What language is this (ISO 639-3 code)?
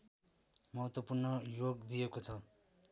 nep